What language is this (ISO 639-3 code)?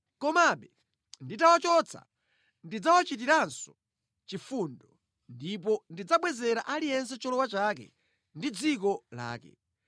nya